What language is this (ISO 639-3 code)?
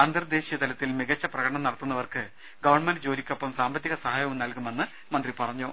mal